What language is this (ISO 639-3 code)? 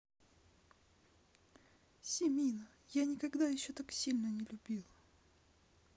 rus